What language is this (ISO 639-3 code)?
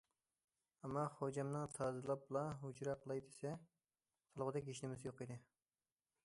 uig